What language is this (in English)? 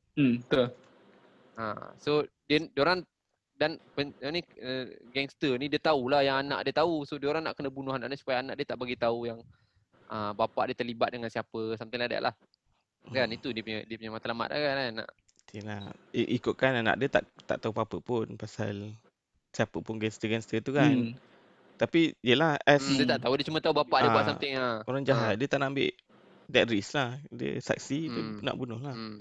Malay